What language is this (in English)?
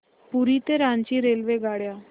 Marathi